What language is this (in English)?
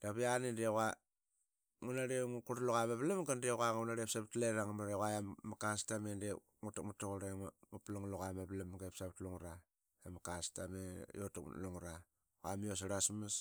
Qaqet